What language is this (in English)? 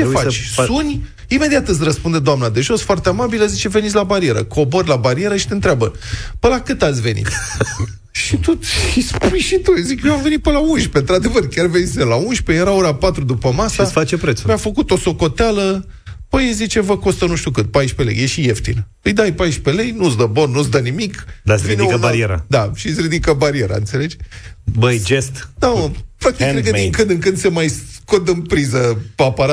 Romanian